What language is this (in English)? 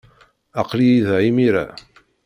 Kabyle